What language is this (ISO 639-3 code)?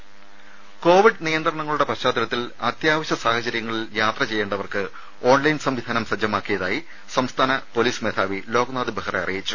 mal